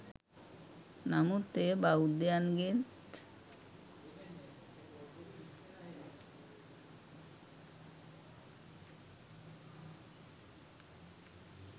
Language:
Sinhala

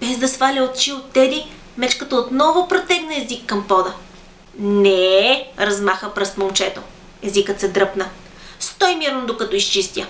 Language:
Bulgarian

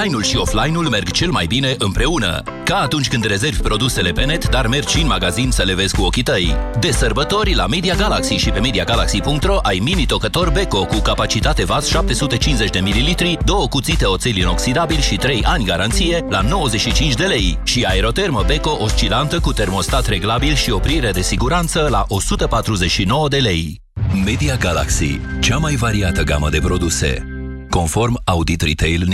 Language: Romanian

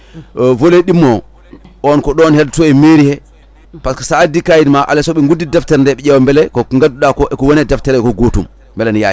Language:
Fula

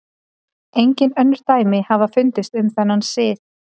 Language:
Icelandic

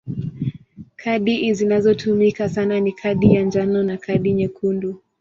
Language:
Swahili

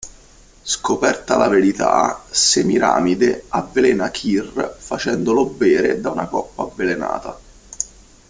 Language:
Italian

